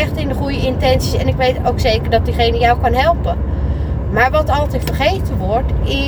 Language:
Dutch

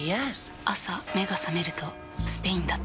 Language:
Japanese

